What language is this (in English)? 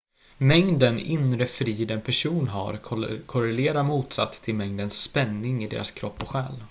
Swedish